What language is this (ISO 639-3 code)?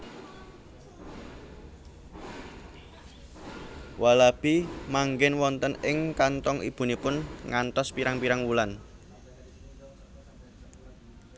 jav